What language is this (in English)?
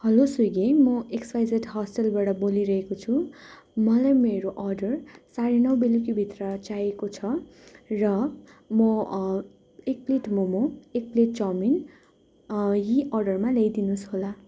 Nepali